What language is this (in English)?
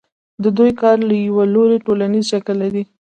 Pashto